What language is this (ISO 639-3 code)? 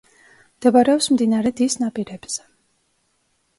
kat